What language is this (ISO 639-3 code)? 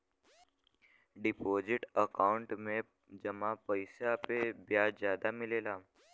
bho